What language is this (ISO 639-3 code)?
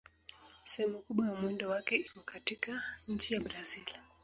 swa